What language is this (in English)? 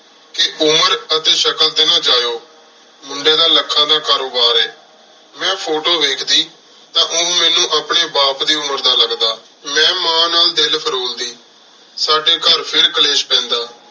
Punjabi